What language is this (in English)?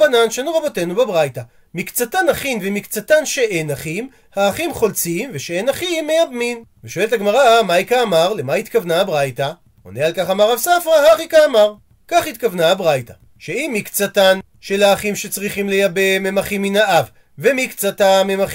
Hebrew